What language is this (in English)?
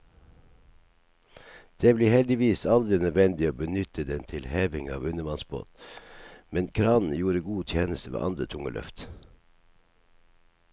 Norwegian